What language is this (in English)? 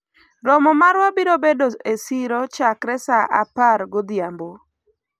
Luo (Kenya and Tanzania)